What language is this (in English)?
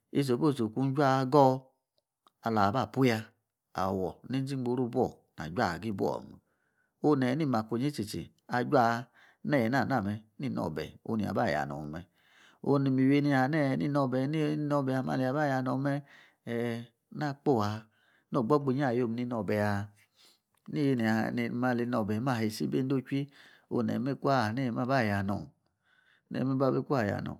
Yace